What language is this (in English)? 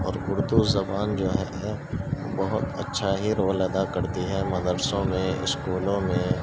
Urdu